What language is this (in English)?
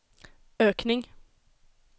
Swedish